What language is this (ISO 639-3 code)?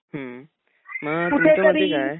mar